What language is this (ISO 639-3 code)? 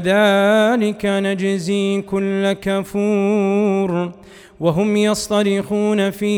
ara